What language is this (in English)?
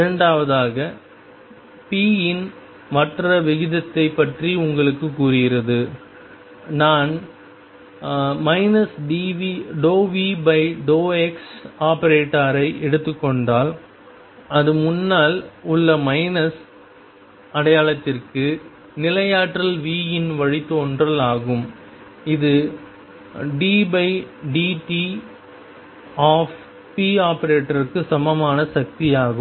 Tamil